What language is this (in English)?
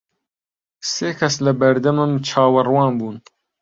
Central Kurdish